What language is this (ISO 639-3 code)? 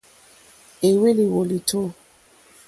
bri